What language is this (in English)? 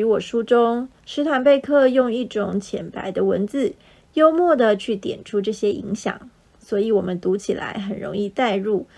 Chinese